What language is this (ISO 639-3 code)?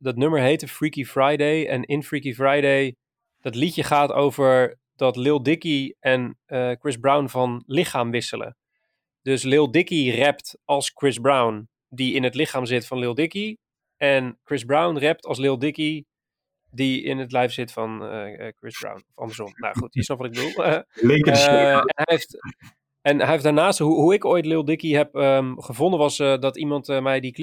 nld